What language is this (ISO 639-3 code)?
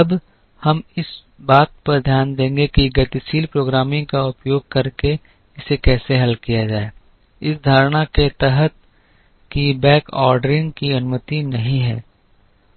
hin